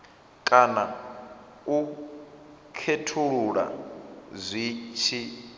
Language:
Venda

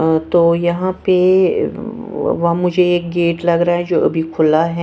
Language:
Hindi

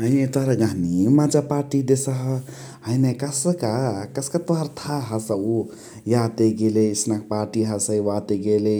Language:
Chitwania Tharu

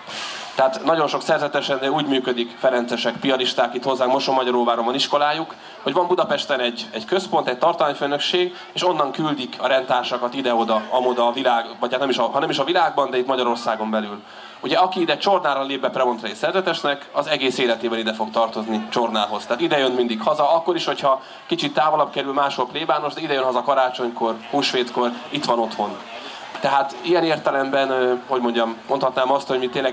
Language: Hungarian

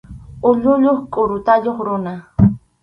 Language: Arequipa-La Unión Quechua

